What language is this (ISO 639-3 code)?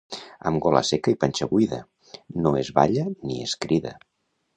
cat